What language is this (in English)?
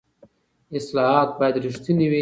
Pashto